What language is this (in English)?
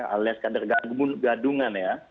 Indonesian